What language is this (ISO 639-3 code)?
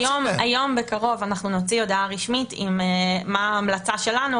heb